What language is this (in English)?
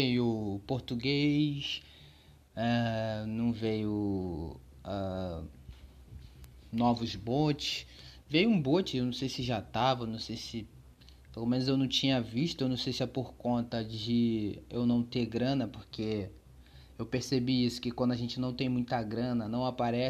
Portuguese